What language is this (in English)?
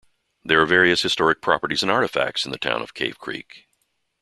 English